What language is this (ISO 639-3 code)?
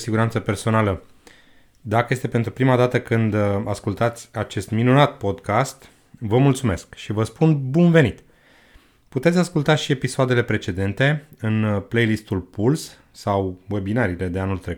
ron